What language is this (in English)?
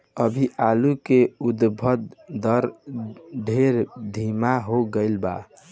Bhojpuri